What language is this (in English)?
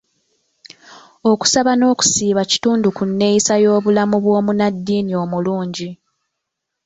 Ganda